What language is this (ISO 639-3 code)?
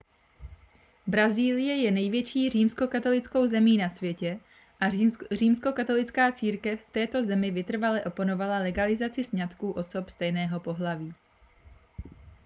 ces